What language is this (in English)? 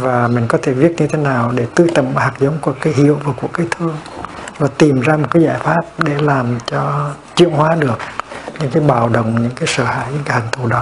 Vietnamese